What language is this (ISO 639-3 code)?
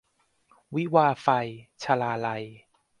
tha